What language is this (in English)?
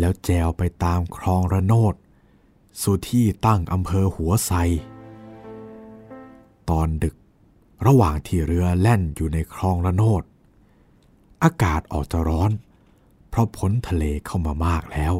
Thai